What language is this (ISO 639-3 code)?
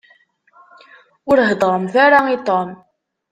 kab